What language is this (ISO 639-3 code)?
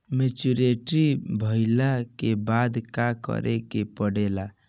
bho